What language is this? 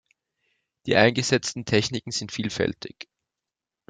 German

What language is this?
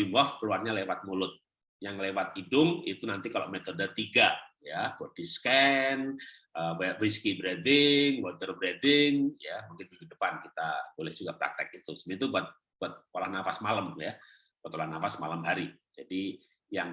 Indonesian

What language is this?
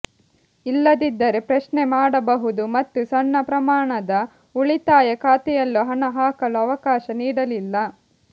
Kannada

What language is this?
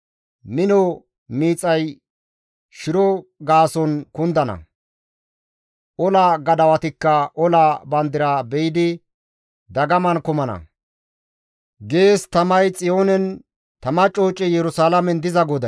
Gamo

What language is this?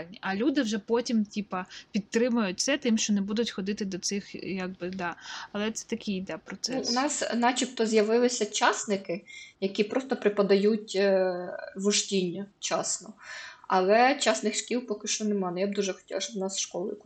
Ukrainian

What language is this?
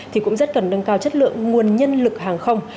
Vietnamese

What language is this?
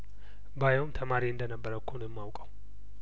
Amharic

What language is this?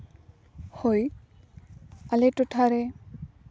Santali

